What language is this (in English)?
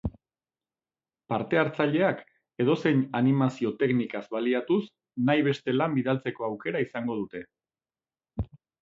Basque